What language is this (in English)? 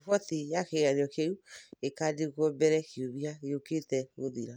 Kikuyu